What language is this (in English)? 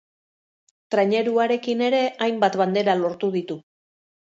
Basque